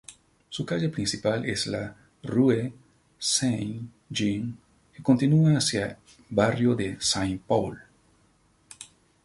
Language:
Spanish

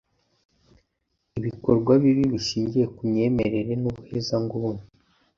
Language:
Kinyarwanda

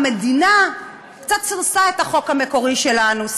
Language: Hebrew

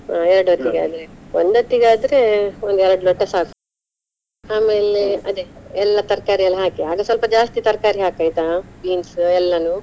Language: Kannada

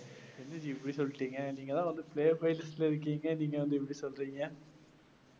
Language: Tamil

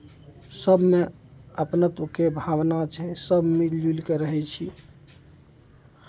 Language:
Maithili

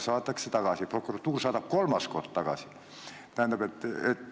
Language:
Estonian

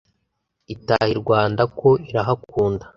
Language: Kinyarwanda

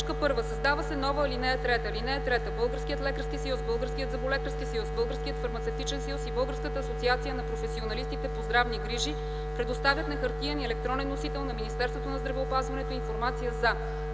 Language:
Bulgarian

